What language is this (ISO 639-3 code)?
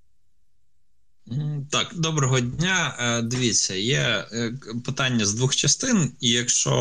ukr